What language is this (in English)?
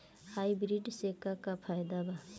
Bhojpuri